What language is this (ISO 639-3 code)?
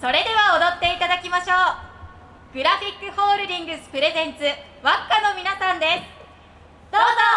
jpn